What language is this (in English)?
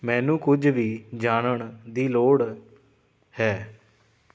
Punjabi